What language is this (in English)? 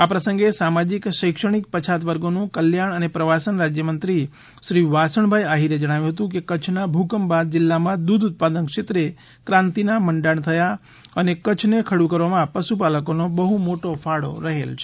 Gujarati